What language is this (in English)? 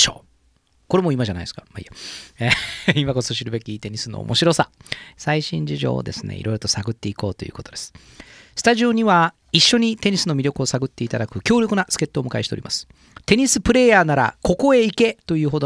Japanese